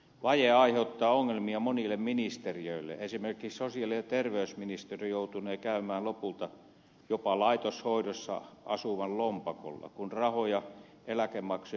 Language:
Finnish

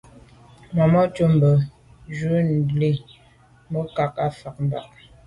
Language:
Medumba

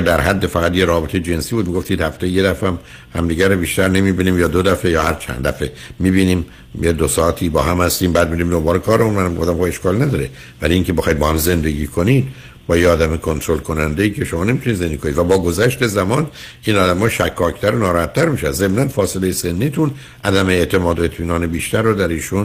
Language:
Persian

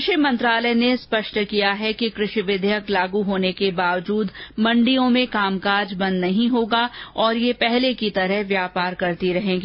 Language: Hindi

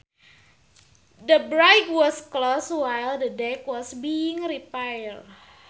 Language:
Sundanese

